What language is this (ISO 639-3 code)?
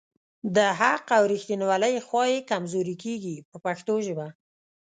pus